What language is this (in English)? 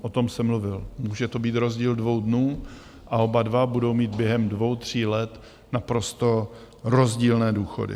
Czech